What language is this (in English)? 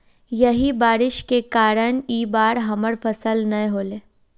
Magahi